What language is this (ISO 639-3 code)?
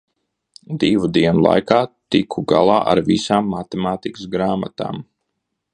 lav